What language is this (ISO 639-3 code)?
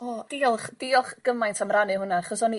cym